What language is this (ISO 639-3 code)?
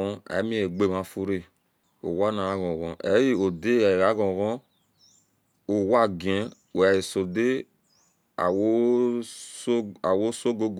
ish